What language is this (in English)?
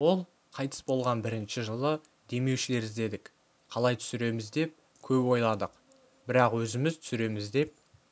Kazakh